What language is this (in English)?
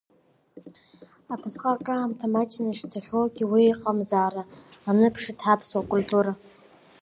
Abkhazian